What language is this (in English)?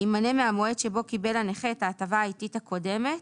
Hebrew